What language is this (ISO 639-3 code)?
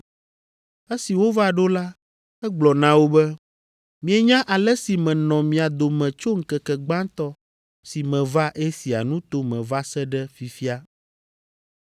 ewe